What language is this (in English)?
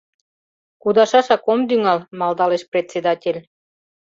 Mari